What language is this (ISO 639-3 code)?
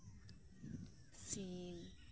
sat